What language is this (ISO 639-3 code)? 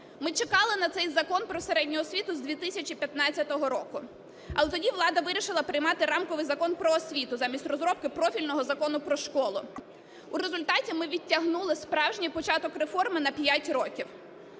ukr